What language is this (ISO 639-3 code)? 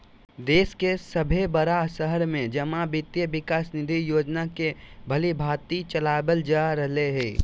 mag